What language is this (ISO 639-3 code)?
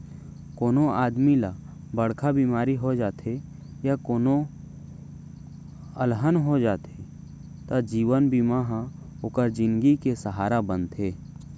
hne